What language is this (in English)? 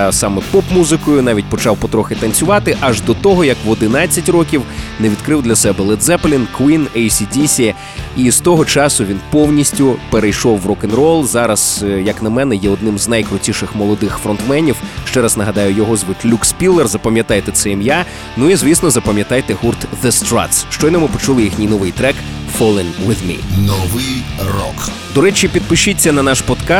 Ukrainian